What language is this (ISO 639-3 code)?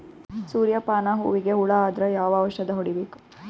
kan